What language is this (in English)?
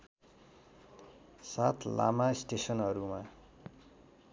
Nepali